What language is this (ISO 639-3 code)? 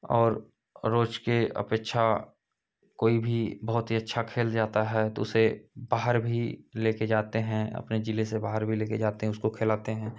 hin